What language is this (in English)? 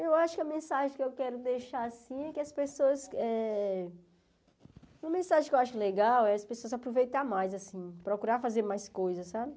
Portuguese